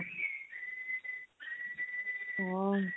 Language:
Odia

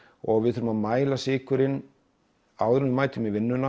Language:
Icelandic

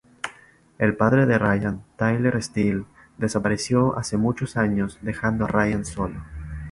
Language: Spanish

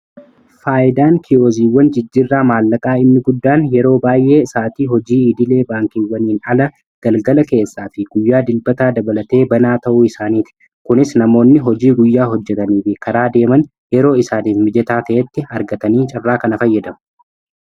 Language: Oromo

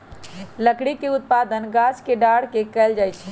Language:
Magahi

